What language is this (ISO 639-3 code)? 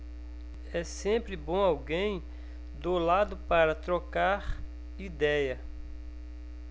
por